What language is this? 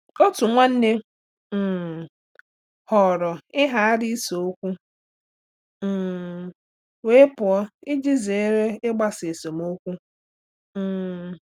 Igbo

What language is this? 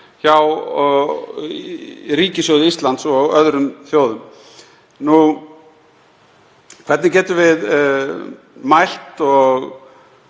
Icelandic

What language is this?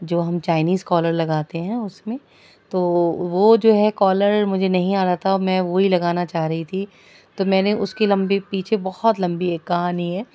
Urdu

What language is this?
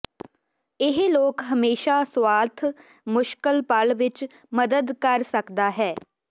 Punjabi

